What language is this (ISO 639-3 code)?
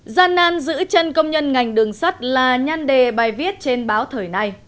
vie